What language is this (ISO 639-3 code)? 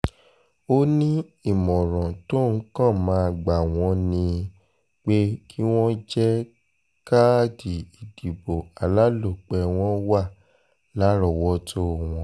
yor